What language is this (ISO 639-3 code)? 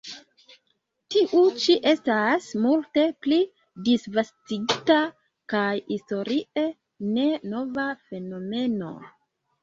epo